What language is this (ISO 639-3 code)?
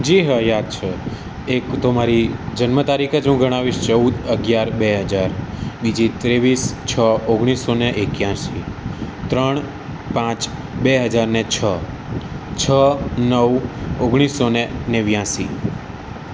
guj